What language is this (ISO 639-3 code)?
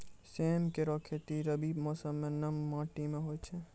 mai